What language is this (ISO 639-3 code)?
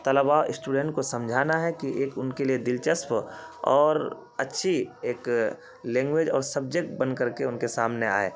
urd